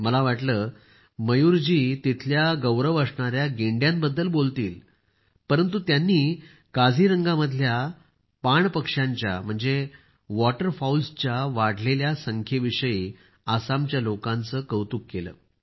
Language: Marathi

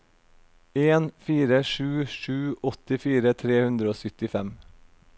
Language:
Norwegian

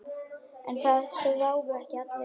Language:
Icelandic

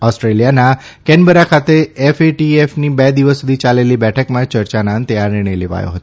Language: Gujarati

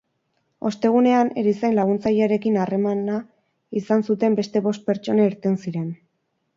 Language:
Basque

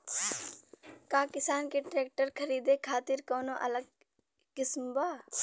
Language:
Bhojpuri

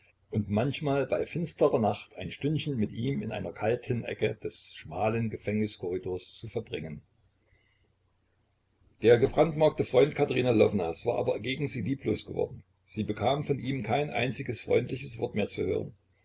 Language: German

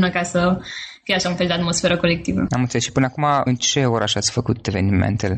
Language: Romanian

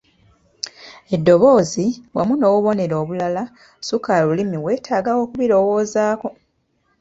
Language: Ganda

